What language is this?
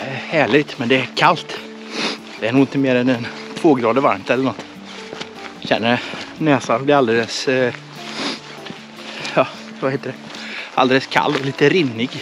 Swedish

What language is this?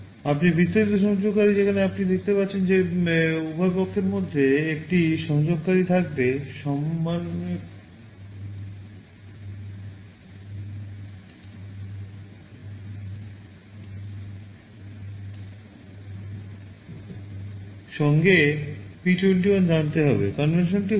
Bangla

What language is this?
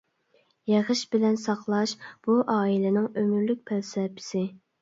Uyghur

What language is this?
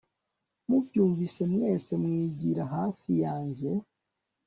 Kinyarwanda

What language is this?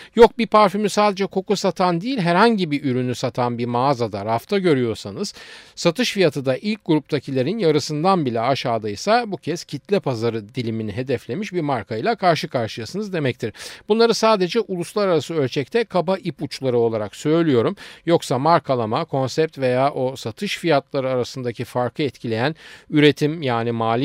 Turkish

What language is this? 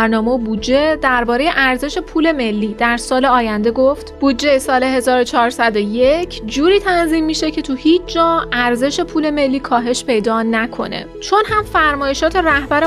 Persian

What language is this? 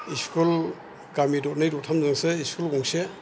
Bodo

